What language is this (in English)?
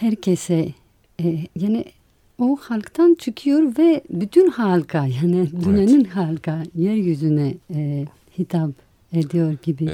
Turkish